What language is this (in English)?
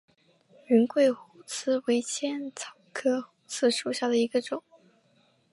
Chinese